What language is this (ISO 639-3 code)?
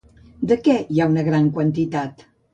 cat